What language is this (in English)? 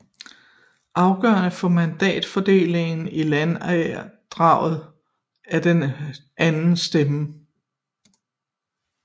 Danish